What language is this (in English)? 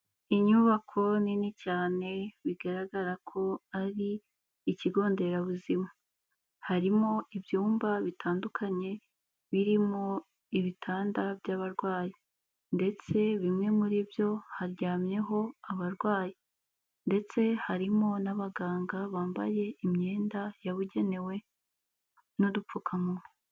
Kinyarwanda